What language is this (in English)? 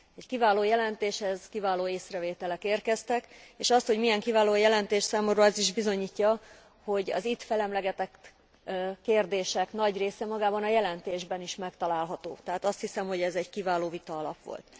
Hungarian